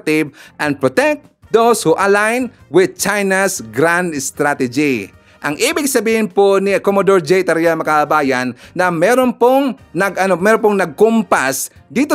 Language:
Filipino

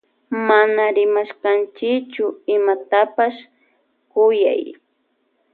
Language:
Loja Highland Quichua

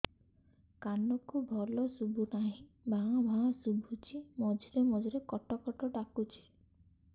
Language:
Odia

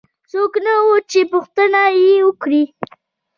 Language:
Pashto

